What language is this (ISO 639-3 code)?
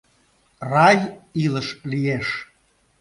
chm